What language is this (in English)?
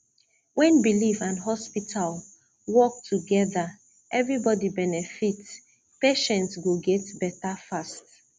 Nigerian Pidgin